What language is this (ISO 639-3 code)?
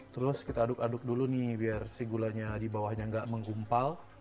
ind